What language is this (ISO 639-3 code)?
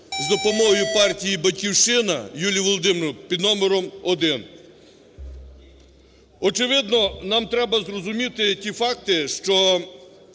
ukr